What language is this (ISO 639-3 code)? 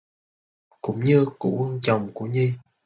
vie